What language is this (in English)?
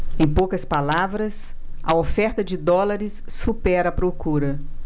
Portuguese